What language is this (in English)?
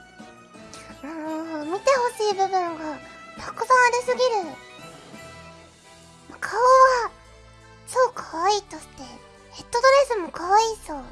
Japanese